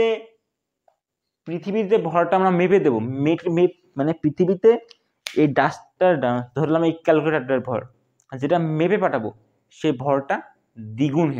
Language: Hindi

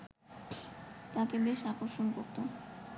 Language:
Bangla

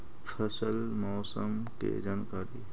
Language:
Magahi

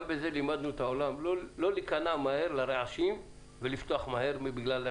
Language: Hebrew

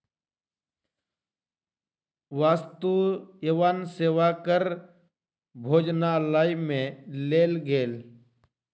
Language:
Maithili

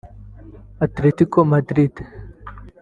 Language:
Kinyarwanda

